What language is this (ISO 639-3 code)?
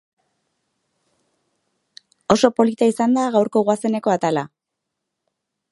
eus